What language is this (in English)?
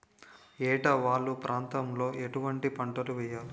Telugu